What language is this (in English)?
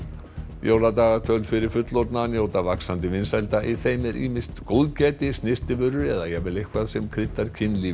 Icelandic